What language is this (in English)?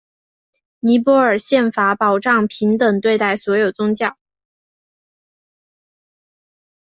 Chinese